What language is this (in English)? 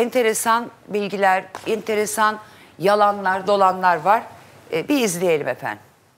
Turkish